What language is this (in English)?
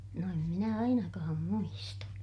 Finnish